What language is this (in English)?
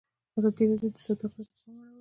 Pashto